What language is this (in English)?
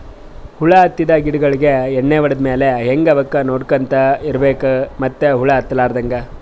Kannada